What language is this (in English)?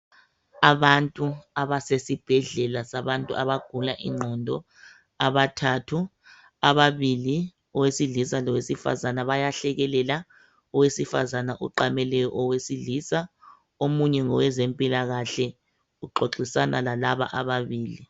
North Ndebele